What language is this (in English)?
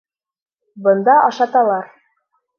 Bashkir